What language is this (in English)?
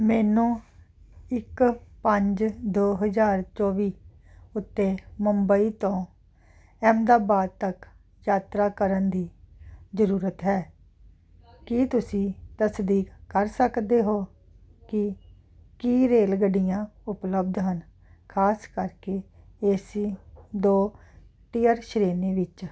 Punjabi